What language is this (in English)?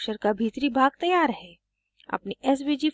Hindi